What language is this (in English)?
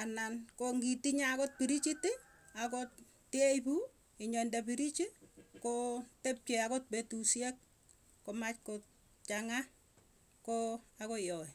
Tugen